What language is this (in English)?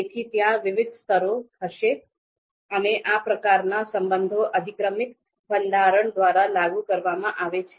Gujarati